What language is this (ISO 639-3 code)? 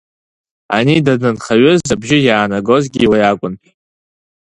abk